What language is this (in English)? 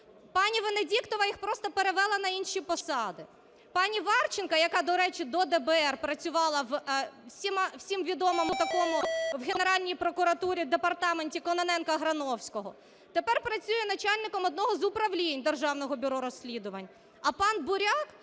Ukrainian